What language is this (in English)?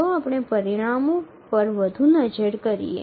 Gujarati